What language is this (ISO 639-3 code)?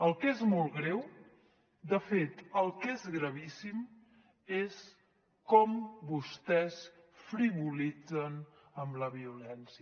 cat